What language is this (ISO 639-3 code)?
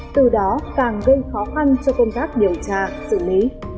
vie